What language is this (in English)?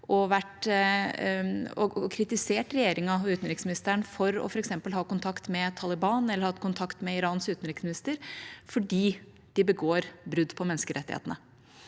Norwegian